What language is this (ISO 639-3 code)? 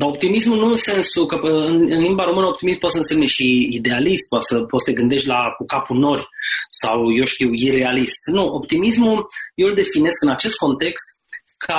ron